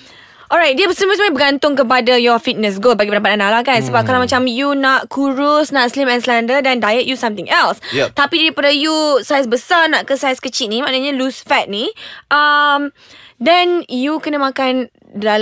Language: Malay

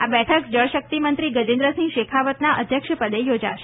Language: Gujarati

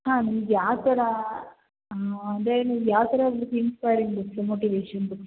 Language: Kannada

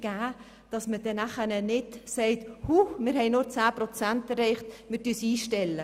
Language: Swiss German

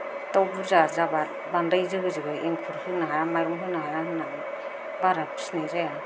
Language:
Bodo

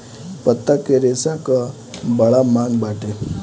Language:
Bhojpuri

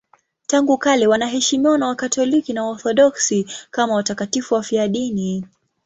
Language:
Swahili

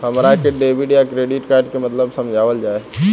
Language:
Bhojpuri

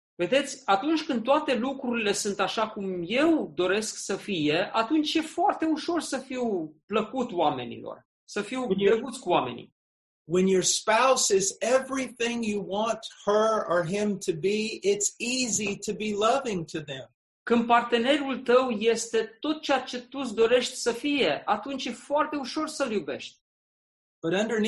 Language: Romanian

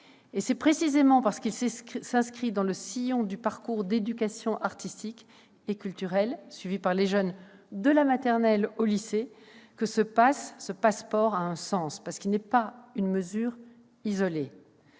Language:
French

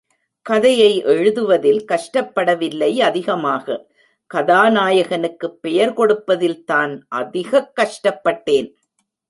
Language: Tamil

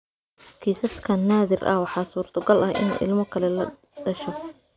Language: Somali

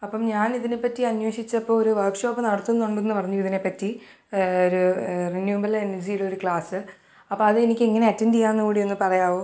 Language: Malayalam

